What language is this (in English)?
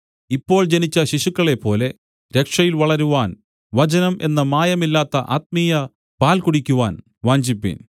Malayalam